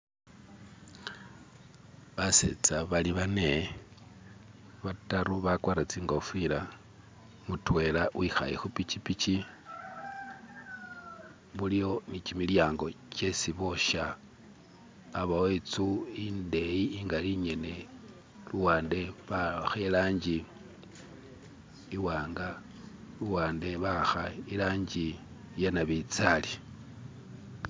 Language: Masaaba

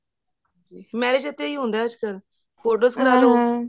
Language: Punjabi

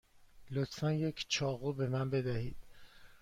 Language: Persian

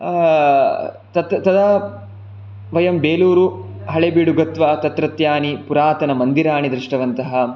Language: Sanskrit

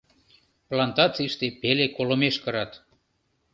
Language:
Mari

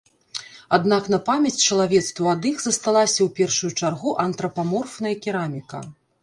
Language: Belarusian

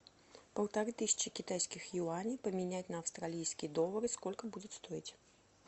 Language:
Russian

